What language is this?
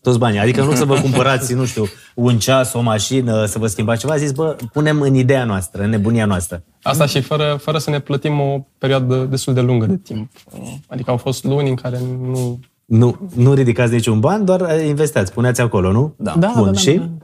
Romanian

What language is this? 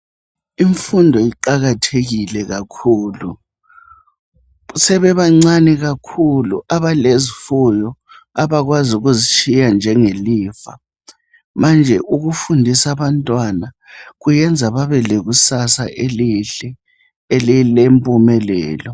North Ndebele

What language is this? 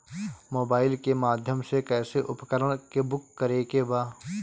Bhojpuri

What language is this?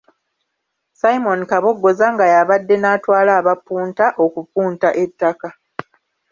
Ganda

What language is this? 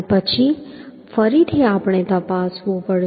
Gujarati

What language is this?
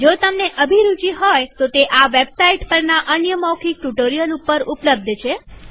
Gujarati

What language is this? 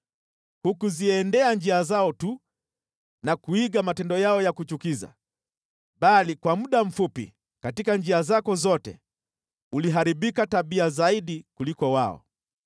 Swahili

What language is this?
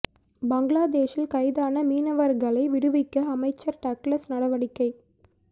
Tamil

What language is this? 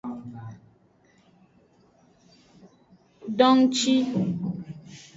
Aja (Benin)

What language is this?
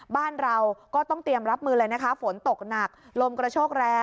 Thai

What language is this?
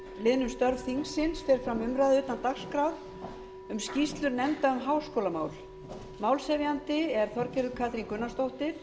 Icelandic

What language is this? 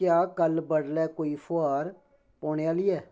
Dogri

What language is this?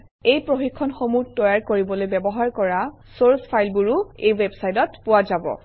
Assamese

